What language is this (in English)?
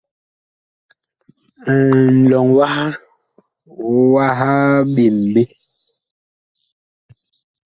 Bakoko